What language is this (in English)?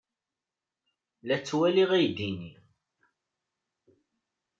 Kabyle